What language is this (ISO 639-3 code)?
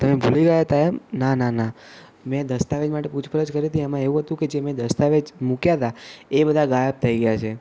guj